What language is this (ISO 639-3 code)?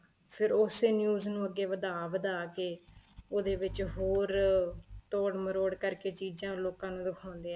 pan